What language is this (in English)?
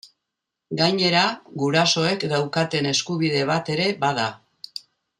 Basque